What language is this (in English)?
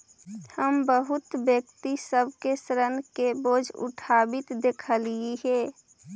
Magahi